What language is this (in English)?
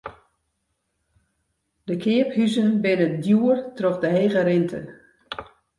Western Frisian